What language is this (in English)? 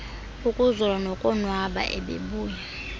Xhosa